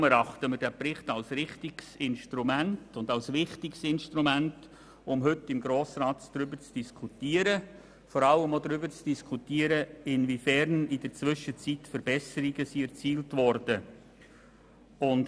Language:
Swiss German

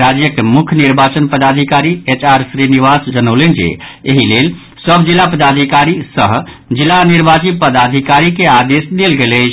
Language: Maithili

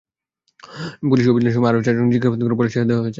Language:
Bangla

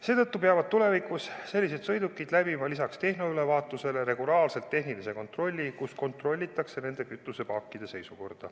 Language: Estonian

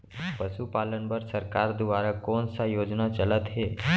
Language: Chhattisgarhi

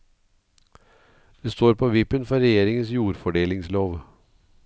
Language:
Norwegian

